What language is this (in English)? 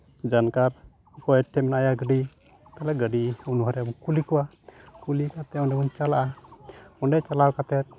Santali